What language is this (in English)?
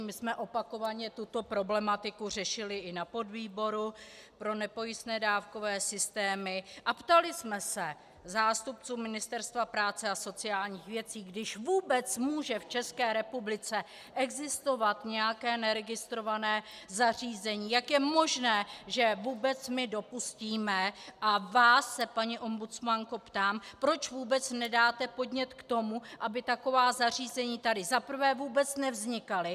Czech